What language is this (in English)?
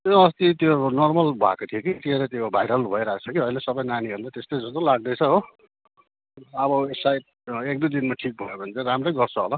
Nepali